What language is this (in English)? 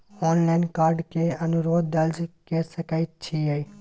Maithili